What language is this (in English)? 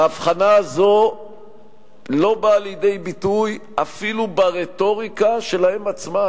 Hebrew